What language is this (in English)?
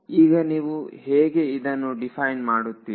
Kannada